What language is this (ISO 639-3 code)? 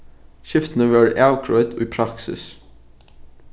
fao